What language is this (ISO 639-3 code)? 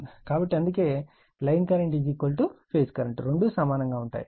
tel